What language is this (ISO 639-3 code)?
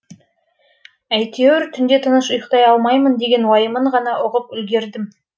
kaz